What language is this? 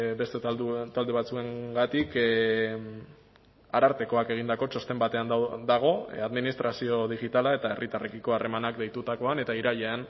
Basque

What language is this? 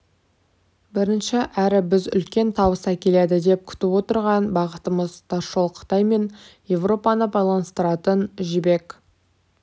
Kazakh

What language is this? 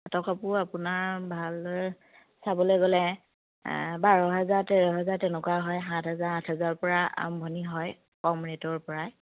Assamese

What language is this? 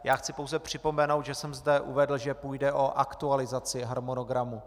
Czech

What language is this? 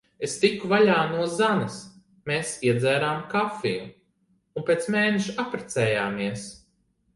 Latvian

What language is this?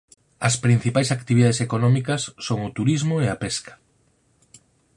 Galician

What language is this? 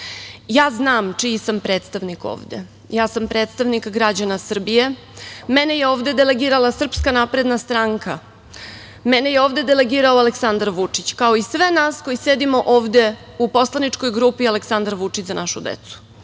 Serbian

